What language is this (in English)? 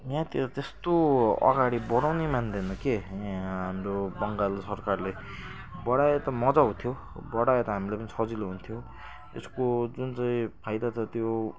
Nepali